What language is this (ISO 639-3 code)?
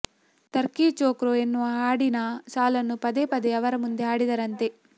kan